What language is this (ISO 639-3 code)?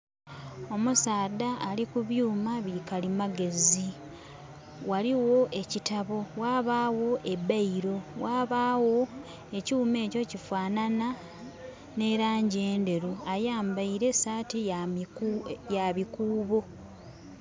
xog